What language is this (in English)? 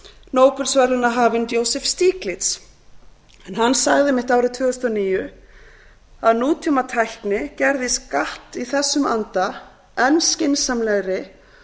Icelandic